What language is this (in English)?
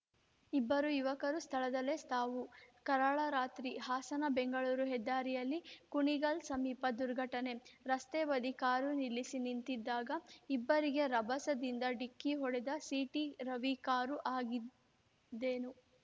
Kannada